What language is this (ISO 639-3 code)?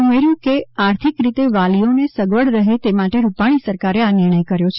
guj